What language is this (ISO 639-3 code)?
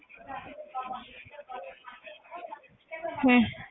pan